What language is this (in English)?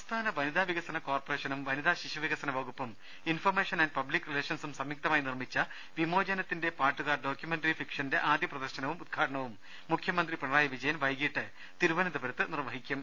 Malayalam